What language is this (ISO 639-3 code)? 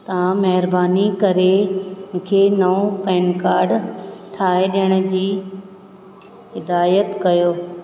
snd